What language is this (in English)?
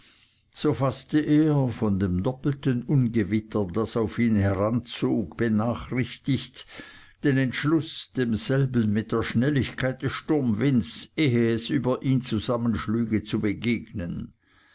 German